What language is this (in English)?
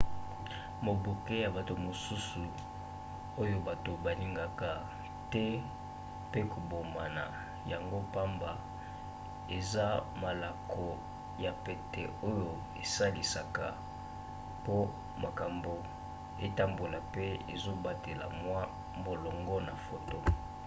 Lingala